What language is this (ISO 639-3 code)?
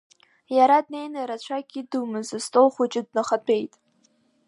abk